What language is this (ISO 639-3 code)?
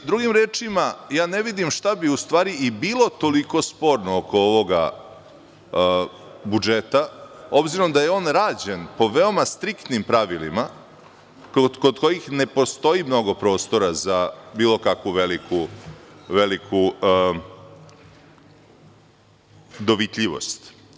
srp